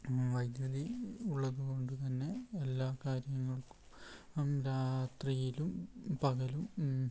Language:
Malayalam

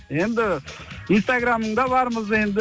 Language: Kazakh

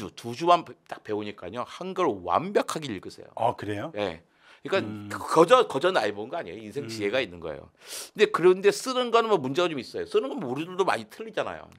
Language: Korean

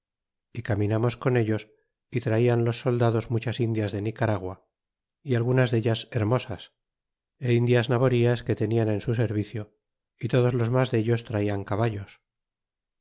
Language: Spanish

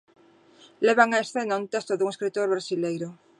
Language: Galician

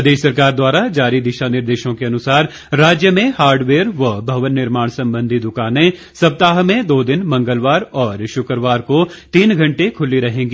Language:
Hindi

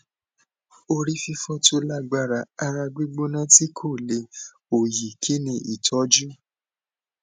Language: Yoruba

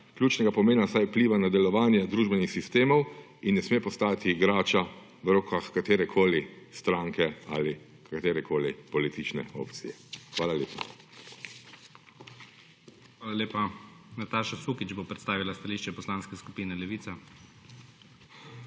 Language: Slovenian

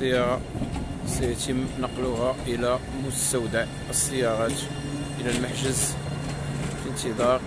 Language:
Arabic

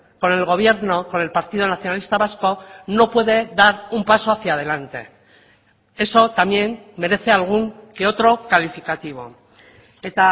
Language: Spanish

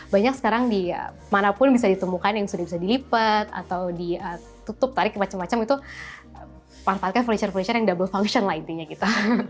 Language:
Indonesian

